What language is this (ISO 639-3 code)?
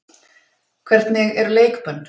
isl